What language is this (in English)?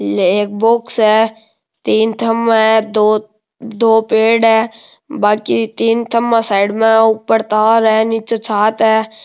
Rajasthani